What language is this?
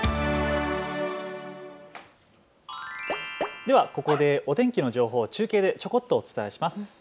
Japanese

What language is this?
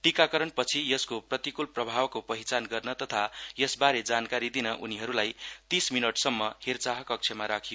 Nepali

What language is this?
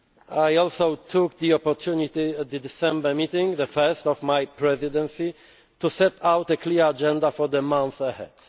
English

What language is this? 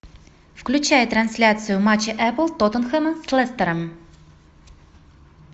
Russian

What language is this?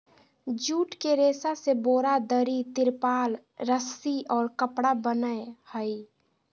Magahi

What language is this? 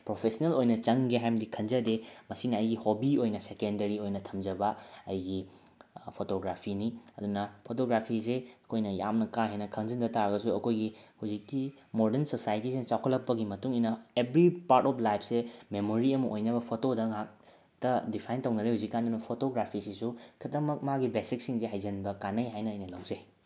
Manipuri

